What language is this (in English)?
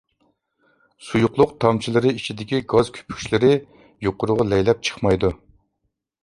Uyghur